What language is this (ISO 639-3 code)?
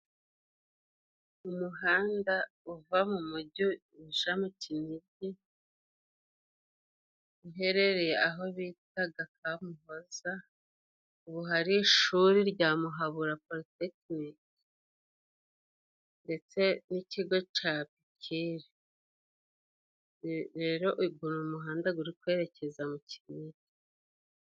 kin